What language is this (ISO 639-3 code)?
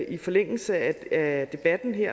dan